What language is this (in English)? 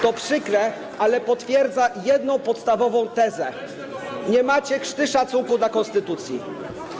Polish